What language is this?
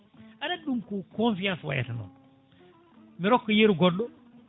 Fula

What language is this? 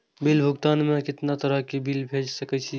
Maithili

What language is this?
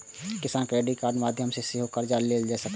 Maithili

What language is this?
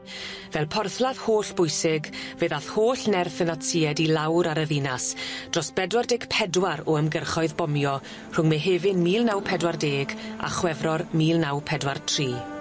Welsh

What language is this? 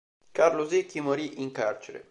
Italian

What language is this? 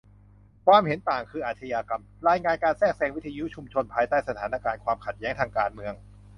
Thai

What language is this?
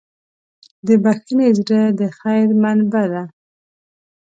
Pashto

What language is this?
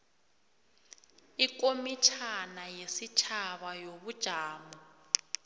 South Ndebele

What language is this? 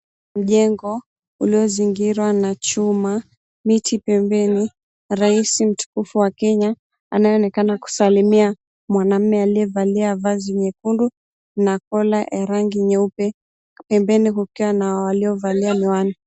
Swahili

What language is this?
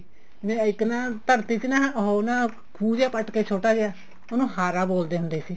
Punjabi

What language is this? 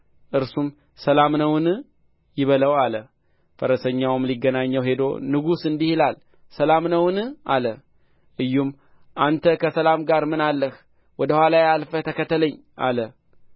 Amharic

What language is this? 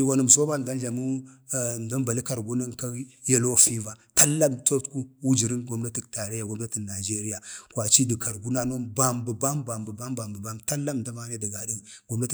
Bade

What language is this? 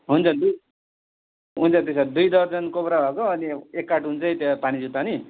Nepali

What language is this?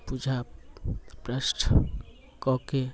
Maithili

